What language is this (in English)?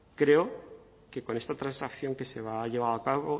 Spanish